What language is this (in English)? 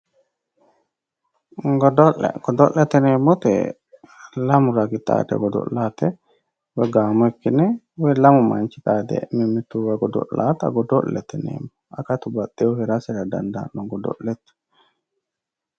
Sidamo